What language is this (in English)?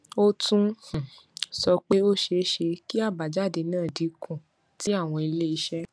Yoruba